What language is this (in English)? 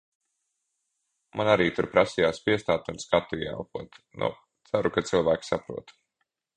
Latvian